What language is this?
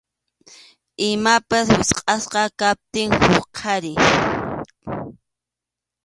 Arequipa-La Unión Quechua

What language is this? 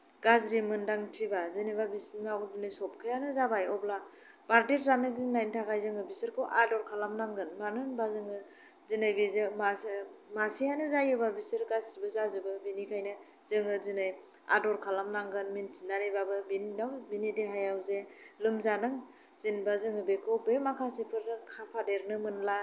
Bodo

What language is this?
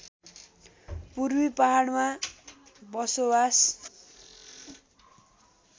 Nepali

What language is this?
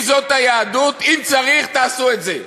Hebrew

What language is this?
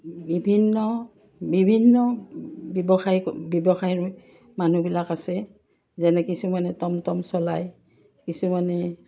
Assamese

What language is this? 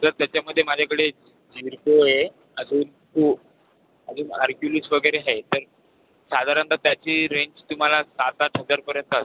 Marathi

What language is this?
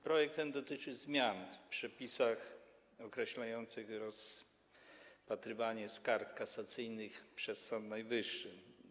Polish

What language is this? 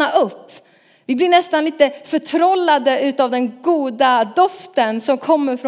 Swedish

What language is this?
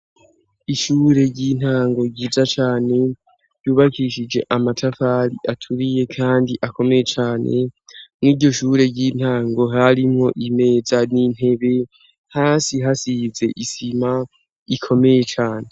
Rundi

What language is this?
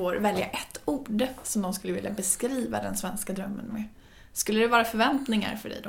Swedish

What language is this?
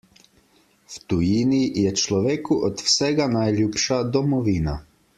Slovenian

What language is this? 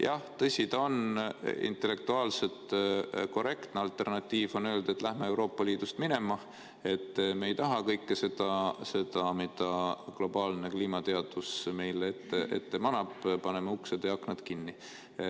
Estonian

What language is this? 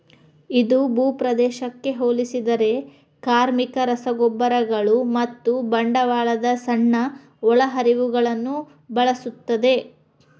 Kannada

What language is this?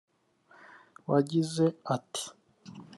Kinyarwanda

